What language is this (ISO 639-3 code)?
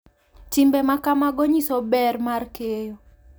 luo